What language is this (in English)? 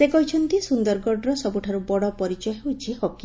Odia